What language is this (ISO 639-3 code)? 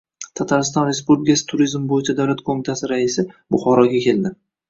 uzb